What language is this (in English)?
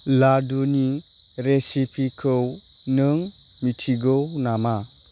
Bodo